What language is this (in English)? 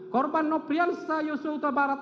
Indonesian